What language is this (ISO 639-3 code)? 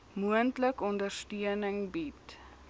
afr